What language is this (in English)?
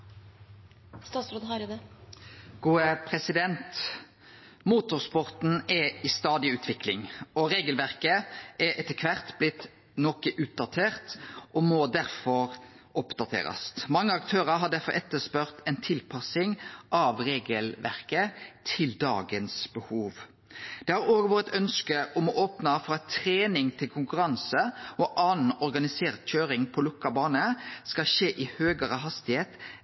Norwegian Nynorsk